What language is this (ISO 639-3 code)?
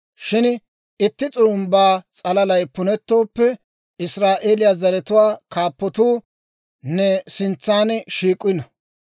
dwr